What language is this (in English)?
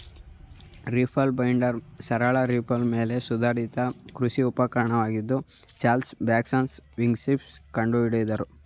Kannada